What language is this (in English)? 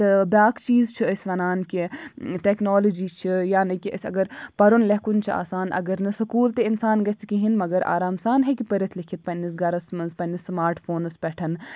Kashmiri